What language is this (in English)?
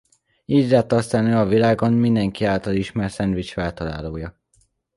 Hungarian